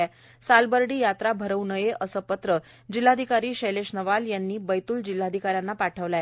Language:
Marathi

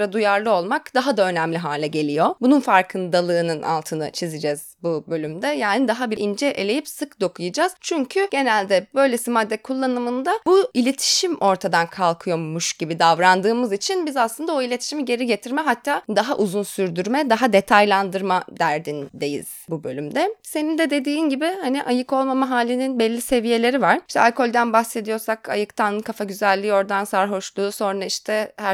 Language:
Turkish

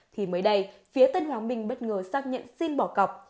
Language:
Vietnamese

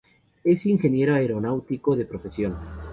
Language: Spanish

